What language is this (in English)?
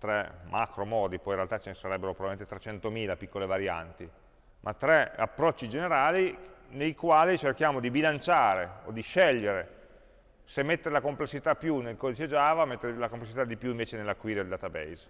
Italian